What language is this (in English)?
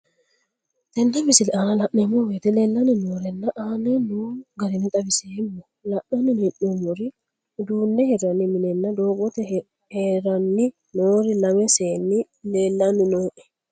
Sidamo